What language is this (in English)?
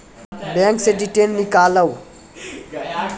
Maithili